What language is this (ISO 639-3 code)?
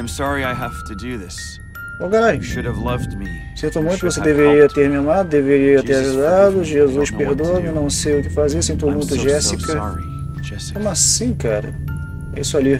por